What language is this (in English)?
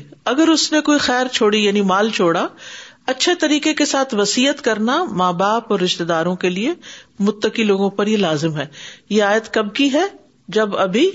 Urdu